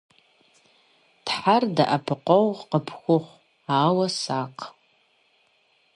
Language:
Kabardian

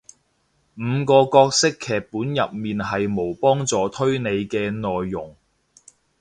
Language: Cantonese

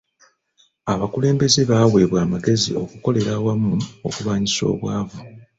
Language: Ganda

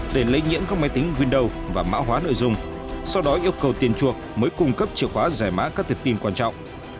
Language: Vietnamese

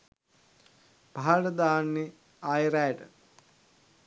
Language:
Sinhala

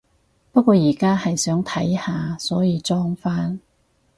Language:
Cantonese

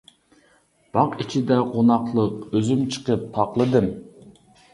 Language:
Uyghur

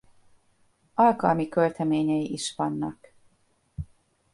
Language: Hungarian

